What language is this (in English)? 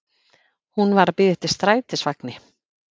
Icelandic